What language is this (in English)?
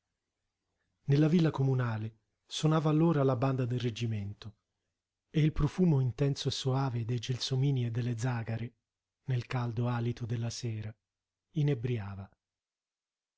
Italian